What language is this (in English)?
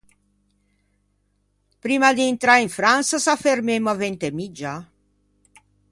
Ligurian